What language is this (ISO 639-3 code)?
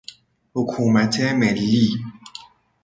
fas